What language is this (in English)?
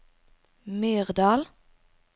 Norwegian